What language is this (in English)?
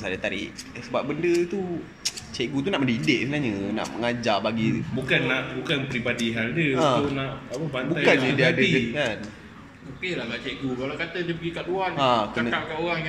Malay